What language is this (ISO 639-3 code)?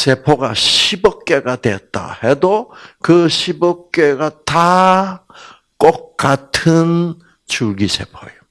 kor